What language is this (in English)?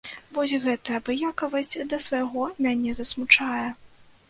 Belarusian